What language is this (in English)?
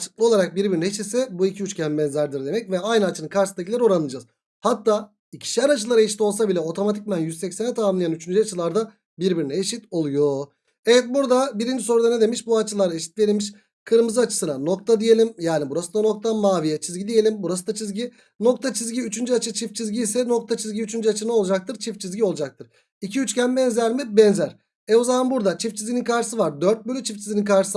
Turkish